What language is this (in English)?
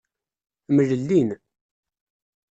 Kabyle